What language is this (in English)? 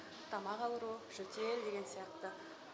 Kazakh